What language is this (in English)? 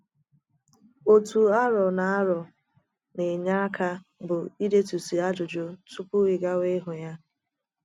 Igbo